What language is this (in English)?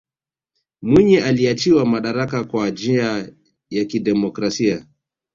Swahili